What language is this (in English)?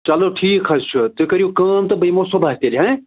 Kashmiri